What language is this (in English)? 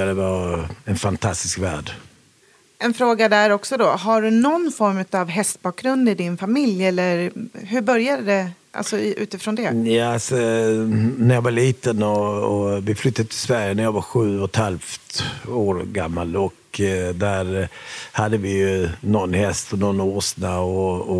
Swedish